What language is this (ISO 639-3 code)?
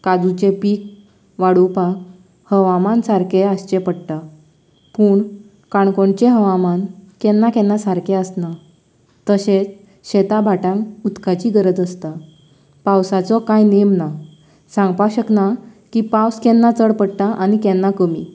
kok